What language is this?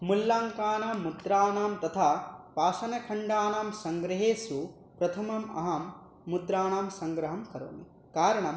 Sanskrit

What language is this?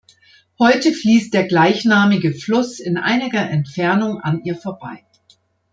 German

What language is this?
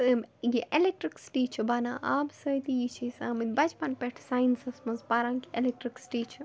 Kashmiri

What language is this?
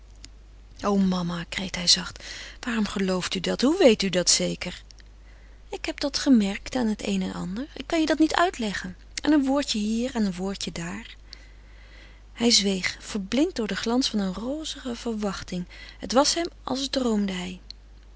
Dutch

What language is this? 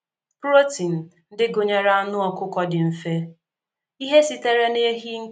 Igbo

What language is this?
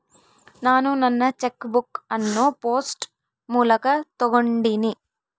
Kannada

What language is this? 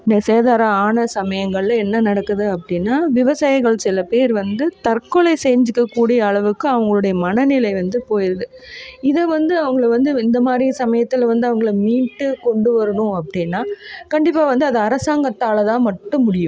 Tamil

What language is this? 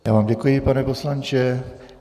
Czech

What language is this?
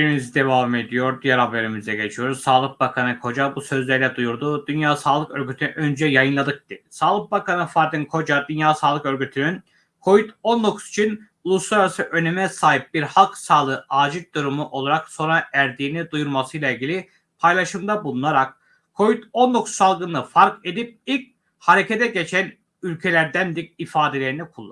Turkish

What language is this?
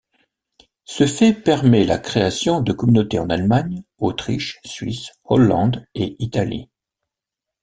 French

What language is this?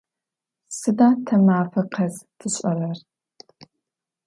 Adyghe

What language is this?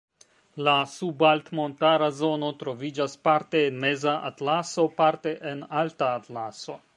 Esperanto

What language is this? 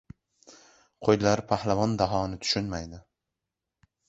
Uzbek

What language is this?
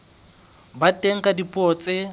Southern Sotho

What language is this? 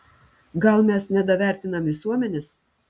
Lithuanian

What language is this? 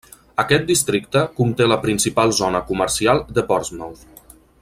Catalan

